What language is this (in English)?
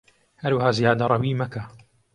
Central Kurdish